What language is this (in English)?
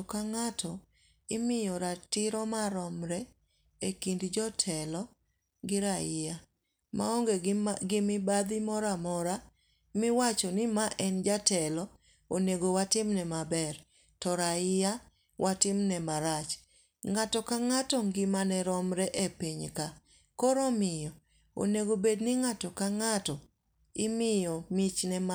Luo (Kenya and Tanzania)